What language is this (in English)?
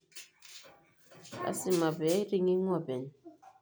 Masai